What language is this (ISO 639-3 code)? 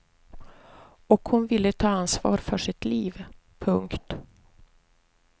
swe